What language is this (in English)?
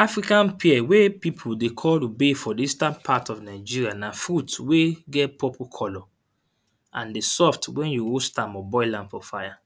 Nigerian Pidgin